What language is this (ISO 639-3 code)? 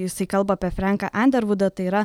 lit